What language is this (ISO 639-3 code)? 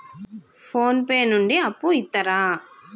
tel